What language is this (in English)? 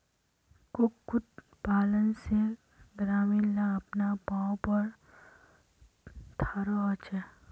Magahi